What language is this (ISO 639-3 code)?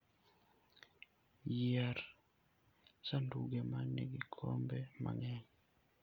luo